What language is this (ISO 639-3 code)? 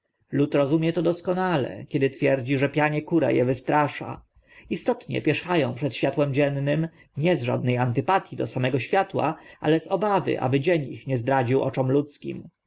pol